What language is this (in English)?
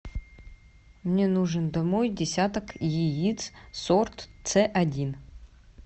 Russian